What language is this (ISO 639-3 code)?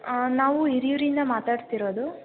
kan